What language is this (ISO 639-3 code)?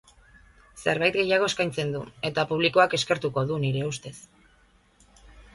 eus